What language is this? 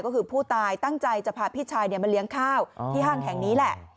Thai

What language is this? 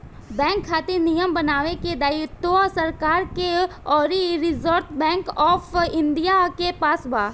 Bhojpuri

